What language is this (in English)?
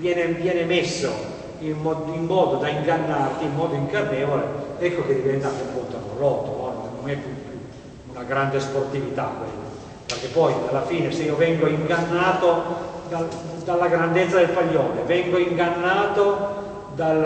Italian